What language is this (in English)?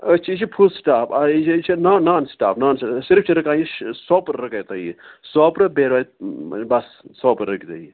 Kashmiri